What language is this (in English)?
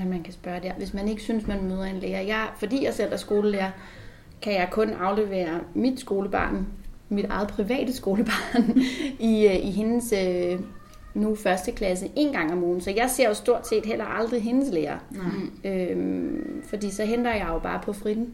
Danish